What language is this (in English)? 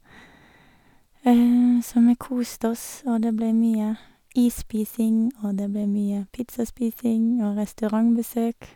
Norwegian